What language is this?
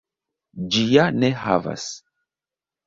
Esperanto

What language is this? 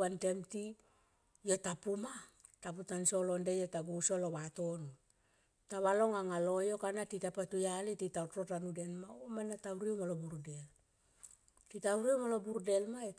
Tomoip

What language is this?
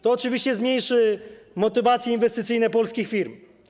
Polish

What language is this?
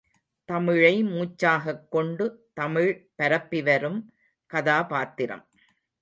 Tamil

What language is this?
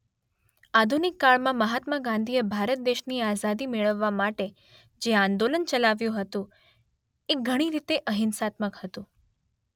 Gujarati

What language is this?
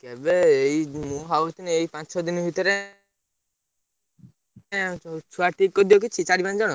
Odia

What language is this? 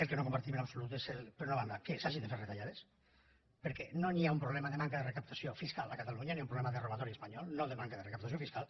Catalan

